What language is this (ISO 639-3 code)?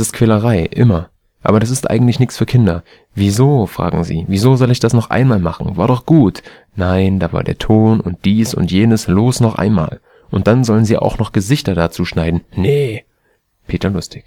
deu